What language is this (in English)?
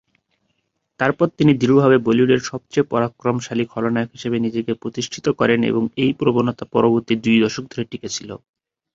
Bangla